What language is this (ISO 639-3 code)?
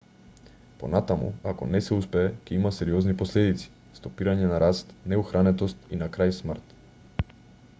mkd